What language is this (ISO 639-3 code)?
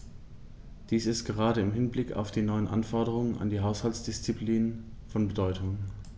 deu